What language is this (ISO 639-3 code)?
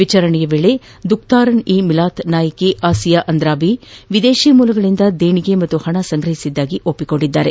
kan